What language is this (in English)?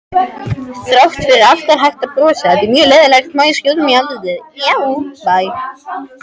Icelandic